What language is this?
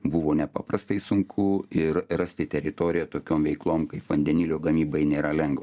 Lithuanian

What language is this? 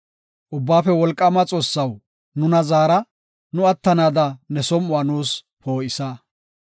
Gofa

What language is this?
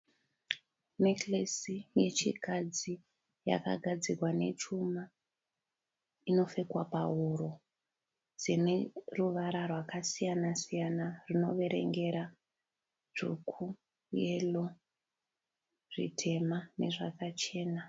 Shona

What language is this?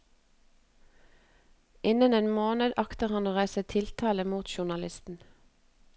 Norwegian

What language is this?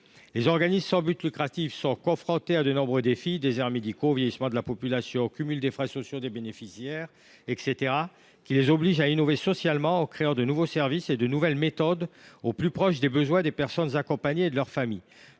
French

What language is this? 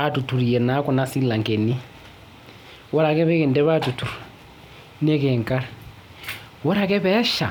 Masai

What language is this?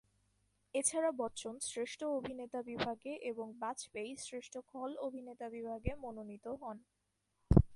Bangla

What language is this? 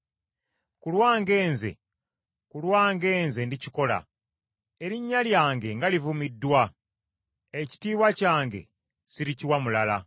Ganda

